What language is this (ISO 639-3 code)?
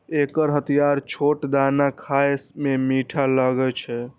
mai